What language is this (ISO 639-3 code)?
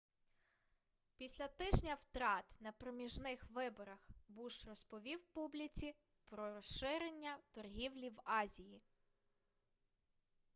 ukr